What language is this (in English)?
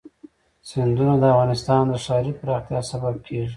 Pashto